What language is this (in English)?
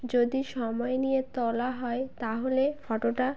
Bangla